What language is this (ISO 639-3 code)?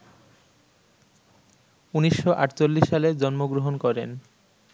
ben